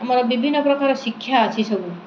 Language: Odia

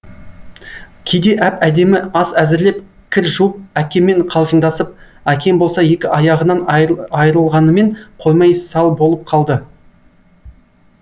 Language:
Kazakh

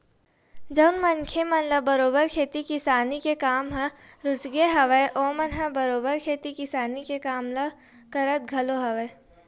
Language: Chhattisgarhi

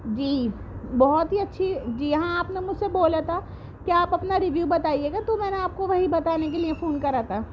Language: Urdu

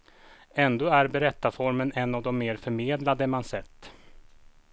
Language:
Swedish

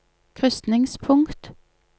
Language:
Norwegian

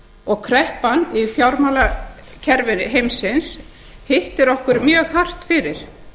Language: Icelandic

